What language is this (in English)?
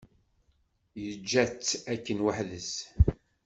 Kabyle